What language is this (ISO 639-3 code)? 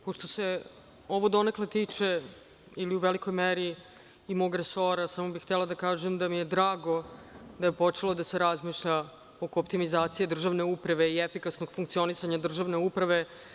srp